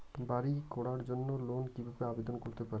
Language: Bangla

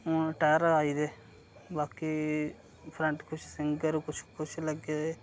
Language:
Dogri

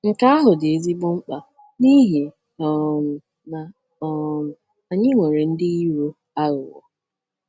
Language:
Igbo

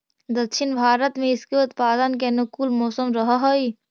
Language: Magahi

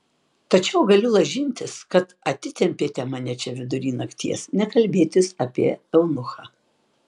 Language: Lithuanian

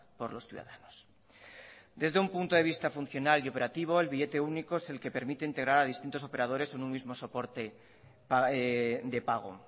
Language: Spanish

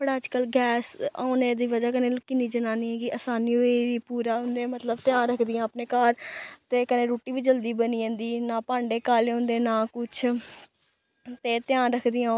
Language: Dogri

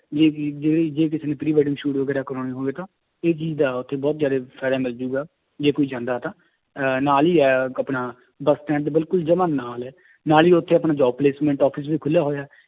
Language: Punjabi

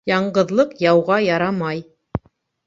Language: Bashkir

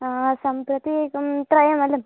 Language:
Sanskrit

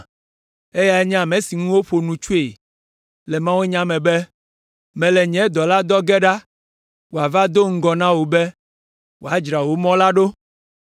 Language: Ewe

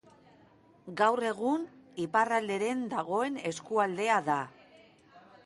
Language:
Basque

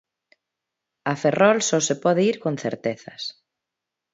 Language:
Galician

